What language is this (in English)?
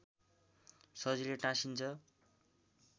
Nepali